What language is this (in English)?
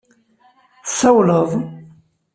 Kabyle